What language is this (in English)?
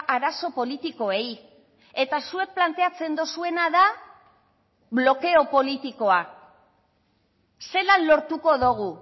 Basque